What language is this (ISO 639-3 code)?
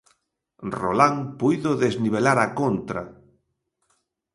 glg